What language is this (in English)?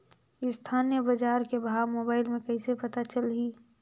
Chhattisgarhi